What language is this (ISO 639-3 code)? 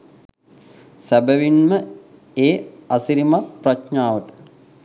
sin